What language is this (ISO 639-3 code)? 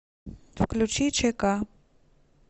rus